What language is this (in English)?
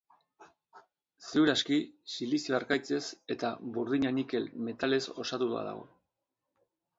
Basque